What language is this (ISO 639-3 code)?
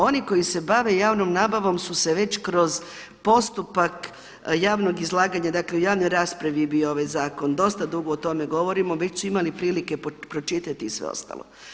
hrv